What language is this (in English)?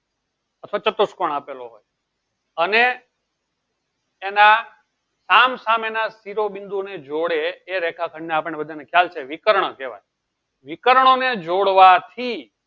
Gujarati